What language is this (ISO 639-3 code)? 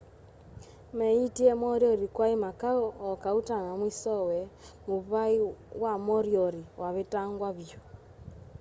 kam